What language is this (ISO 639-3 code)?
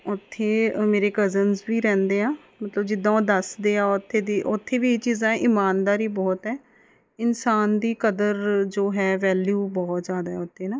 pan